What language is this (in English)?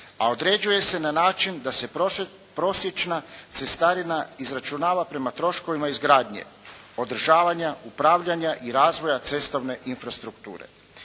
Croatian